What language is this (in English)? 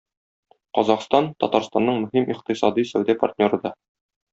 Tatar